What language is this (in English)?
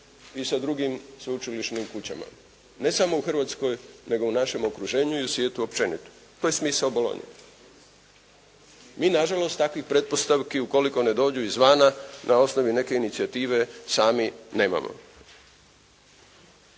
Croatian